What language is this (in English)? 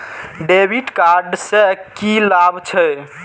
Maithili